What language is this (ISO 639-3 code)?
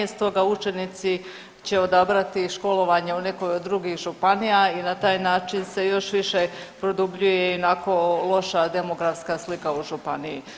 hrv